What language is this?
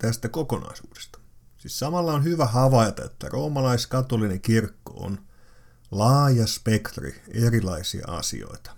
Finnish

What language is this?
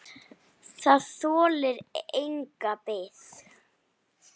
Icelandic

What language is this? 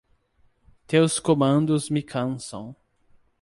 Portuguese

